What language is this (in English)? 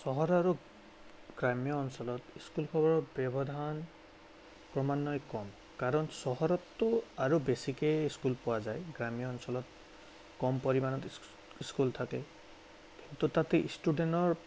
Assamese